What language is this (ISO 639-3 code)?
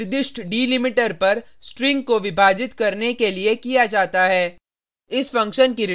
hin